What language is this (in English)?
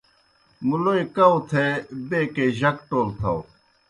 Kohistani Shina